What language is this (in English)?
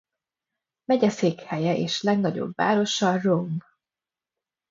Hungarian